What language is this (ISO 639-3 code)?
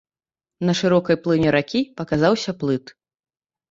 bel